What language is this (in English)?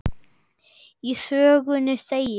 Icelandic